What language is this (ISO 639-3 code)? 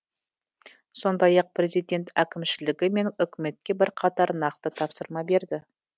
kaz